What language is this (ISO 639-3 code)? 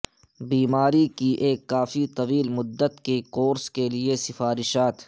urd